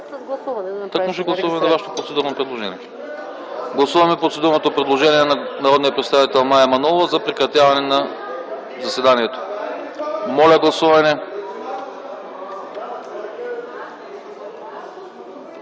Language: Bulgarian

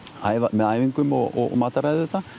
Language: Icelandic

